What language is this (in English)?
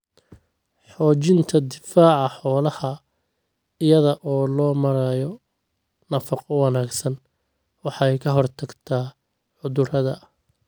Somali